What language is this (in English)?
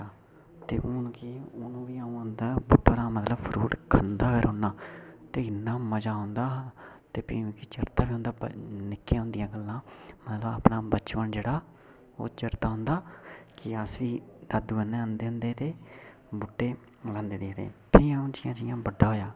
Dogri